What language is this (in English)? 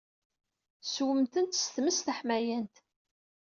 Kabyle